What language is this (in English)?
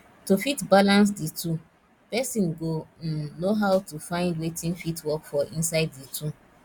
Nigerian Pidgin